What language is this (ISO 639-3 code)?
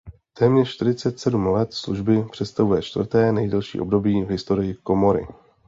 ces